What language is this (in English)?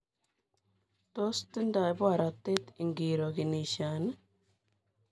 Kalenjin